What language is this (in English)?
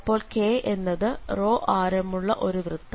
Malayalam